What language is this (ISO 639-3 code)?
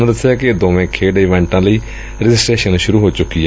pan